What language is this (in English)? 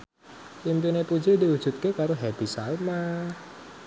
Javanese